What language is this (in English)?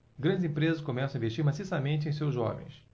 Portuguese